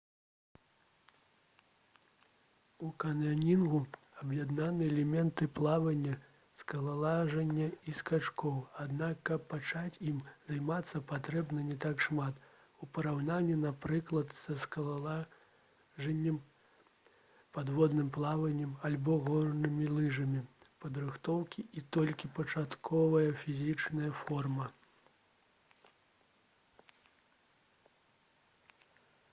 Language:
Belarusian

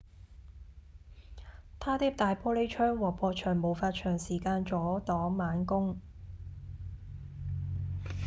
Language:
Cantonese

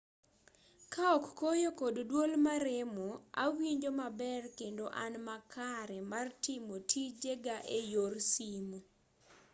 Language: Luo (Kenya and Tanzania)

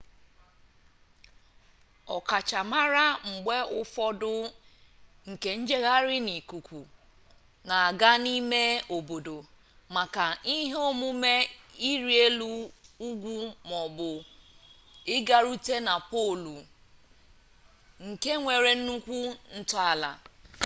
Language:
Igbo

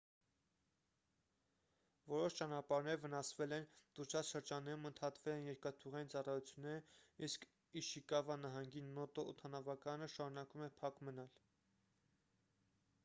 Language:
Armenian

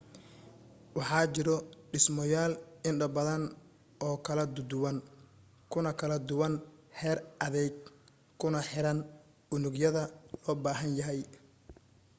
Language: Somali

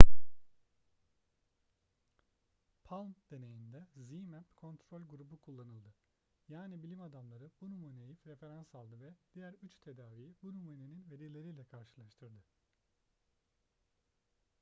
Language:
Turkish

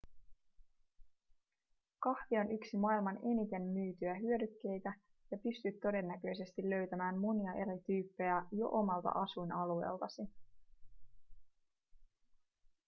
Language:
Finnish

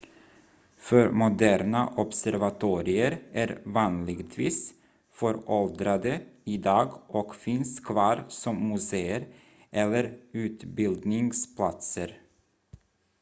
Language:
Swedish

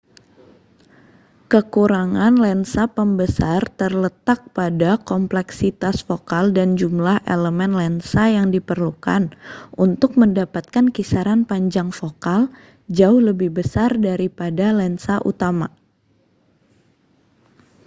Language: Indonesian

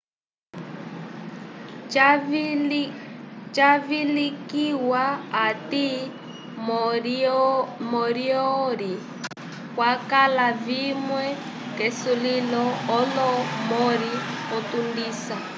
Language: Umbundu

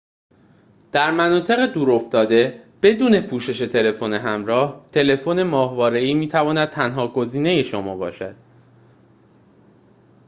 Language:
Persian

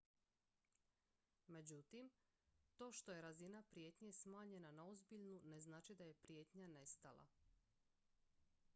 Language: Croatian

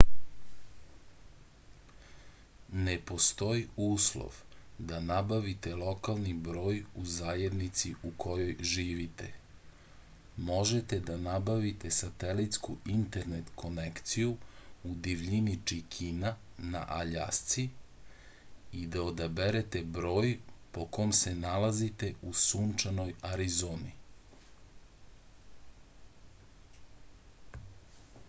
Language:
Serbian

